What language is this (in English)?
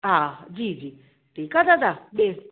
Sindhi